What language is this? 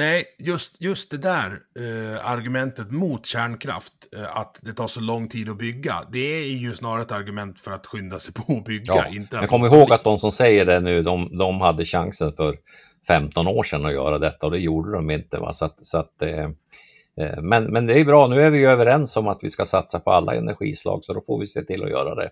Swedish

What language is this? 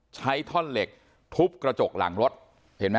Thai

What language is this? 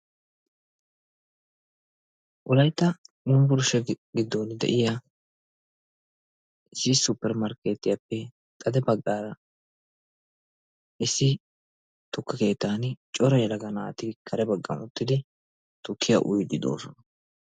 Wolaytta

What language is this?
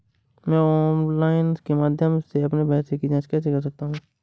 Hindi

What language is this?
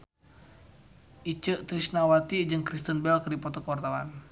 Sundanese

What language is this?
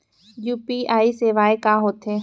Chhattisgarhi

